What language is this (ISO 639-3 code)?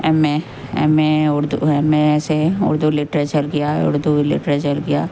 urd